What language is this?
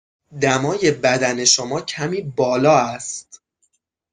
Persian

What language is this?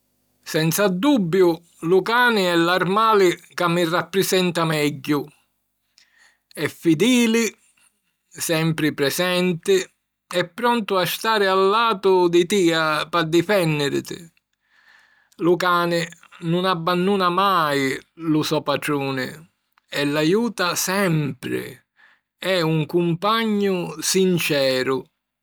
Sicilian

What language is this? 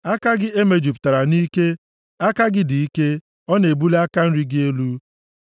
Igbo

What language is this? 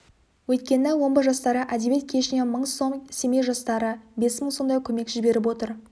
Kazakh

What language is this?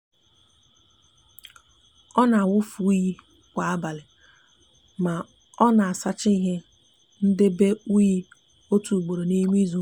Igbo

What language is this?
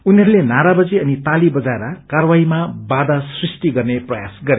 Nepali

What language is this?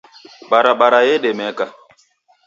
Taita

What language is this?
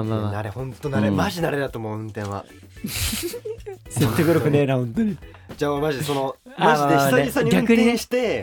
Japanese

